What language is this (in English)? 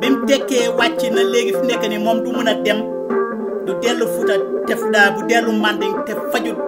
Indonesian